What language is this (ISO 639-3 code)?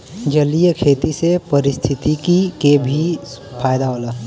bho